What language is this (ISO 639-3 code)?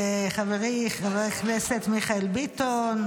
heb